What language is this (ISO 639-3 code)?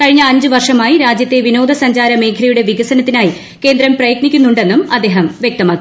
mal